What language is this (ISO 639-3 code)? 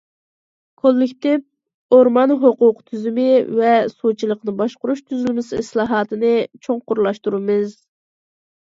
uig